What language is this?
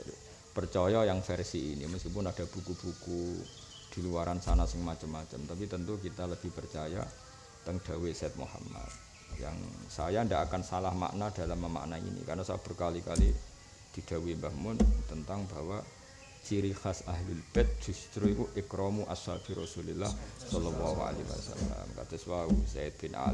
Indonesian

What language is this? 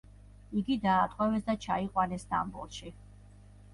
Georgian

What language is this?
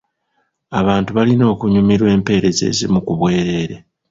Ganda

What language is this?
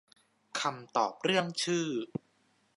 Thai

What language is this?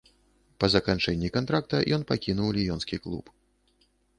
Belarusian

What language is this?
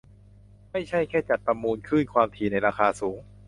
Thai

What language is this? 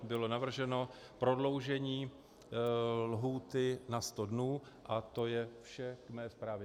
Czech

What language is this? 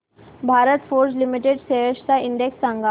Marathi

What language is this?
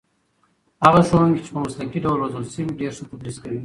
Pashto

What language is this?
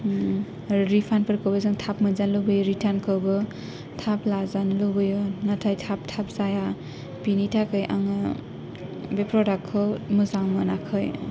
Bodo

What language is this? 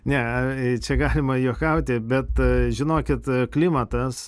Lithuanian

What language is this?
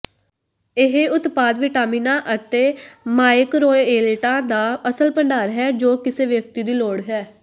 Punjabi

